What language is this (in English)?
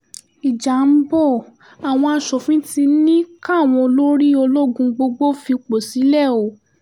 Yoruba